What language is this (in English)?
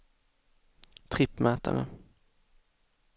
Swedish